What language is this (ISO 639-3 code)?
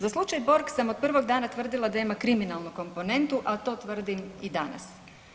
hrv